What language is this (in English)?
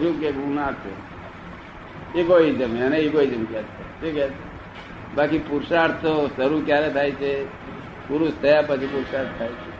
Gujarati